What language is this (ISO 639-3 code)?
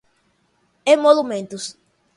por